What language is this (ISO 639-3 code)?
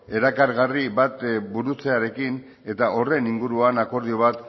eus